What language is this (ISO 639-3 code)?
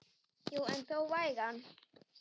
isl